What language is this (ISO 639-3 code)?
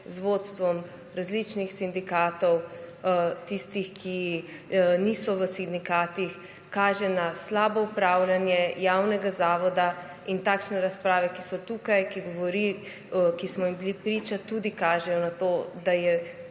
slv